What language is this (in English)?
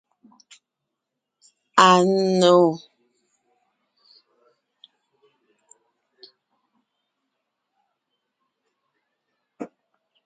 Ngiemboon